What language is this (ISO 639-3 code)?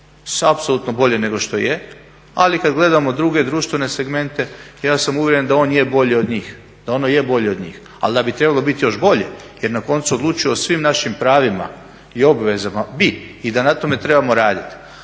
hrv